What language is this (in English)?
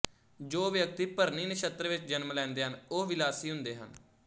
Punjabi